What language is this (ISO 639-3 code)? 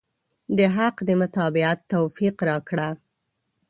pus